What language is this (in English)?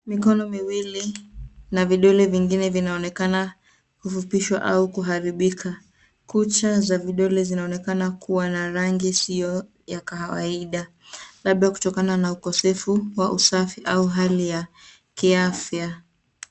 Swahili